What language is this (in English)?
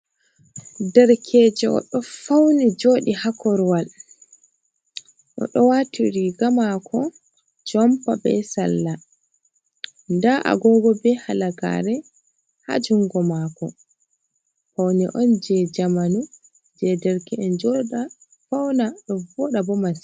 Fula